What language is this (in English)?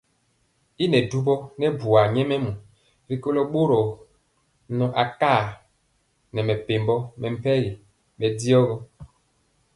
Mpiemo